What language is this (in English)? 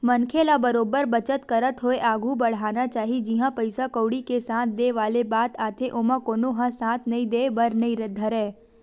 Chhattisgarhi